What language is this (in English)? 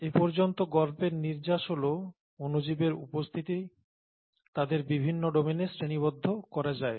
Bangla